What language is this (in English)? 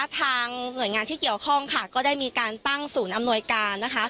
Thai